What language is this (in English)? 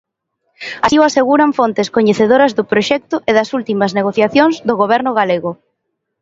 Galician